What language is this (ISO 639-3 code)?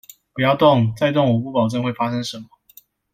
zho